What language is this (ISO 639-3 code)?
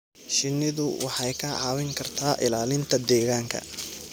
som